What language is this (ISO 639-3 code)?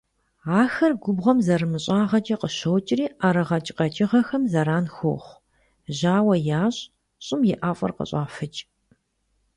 kbd